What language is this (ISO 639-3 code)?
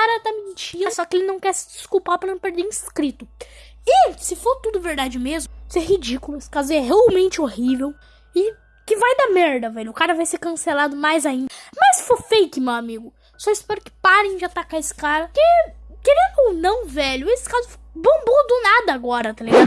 por